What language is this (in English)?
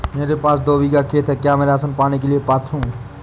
Hindi